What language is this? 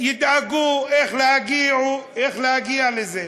Hebrew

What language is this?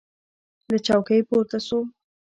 Pashto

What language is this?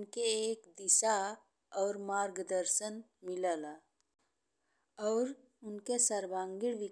Bhojpuri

